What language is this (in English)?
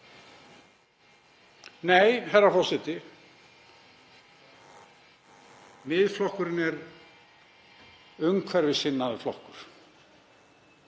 Icelandic